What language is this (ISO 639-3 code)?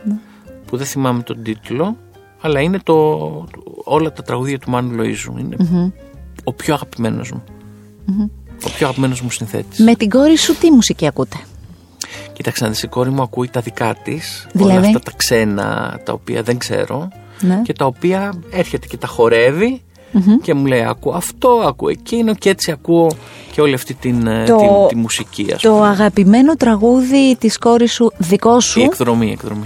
ell